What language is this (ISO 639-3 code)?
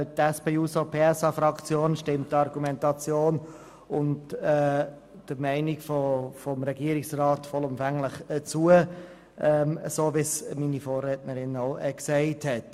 gsw